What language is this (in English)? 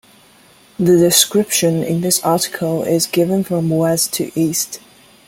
English